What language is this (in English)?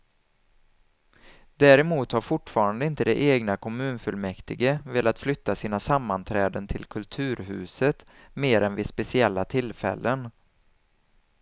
Swedish